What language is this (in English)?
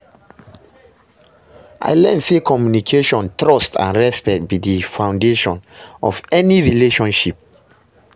Nigerian Pidgin